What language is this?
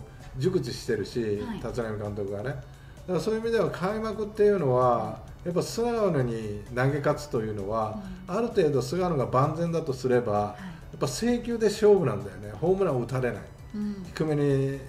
Japanese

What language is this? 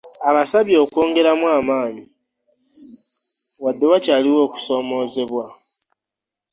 Ganda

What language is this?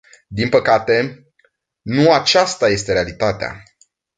Romanian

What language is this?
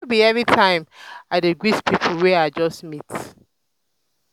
Nigerian Pidgin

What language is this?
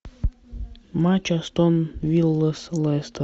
Russian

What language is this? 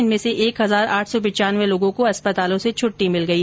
Hindi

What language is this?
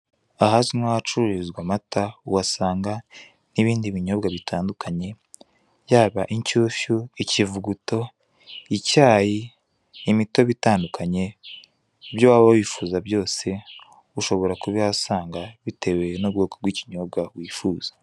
Kinyarwanda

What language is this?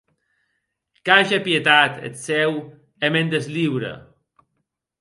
Occitan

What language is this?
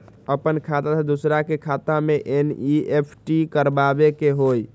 Magahi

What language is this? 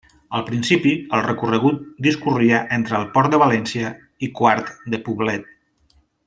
Catalan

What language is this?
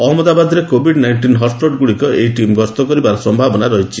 Odia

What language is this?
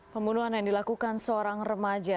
Indonesian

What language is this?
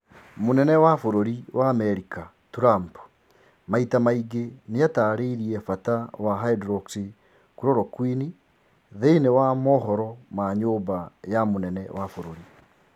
Kikuyu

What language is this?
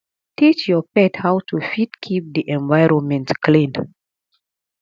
Nigerian Pidgin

